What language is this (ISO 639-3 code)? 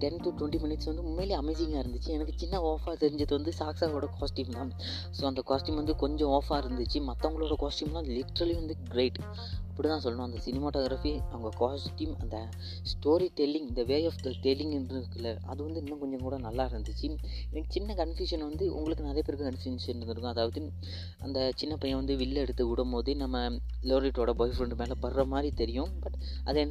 mal